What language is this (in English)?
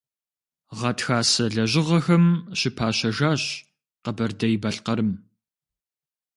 Kabardian